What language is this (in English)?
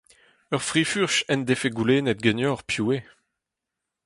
Breton